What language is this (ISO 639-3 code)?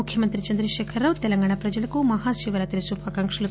tel